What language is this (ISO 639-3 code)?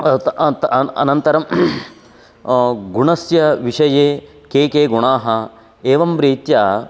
san